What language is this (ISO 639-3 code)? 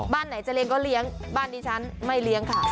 tha